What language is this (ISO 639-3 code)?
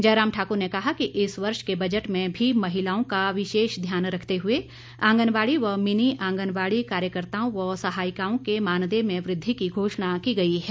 hin